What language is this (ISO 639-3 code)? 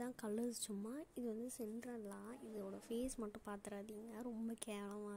ron